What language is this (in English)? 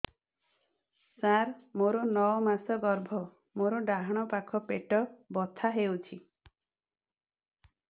Odia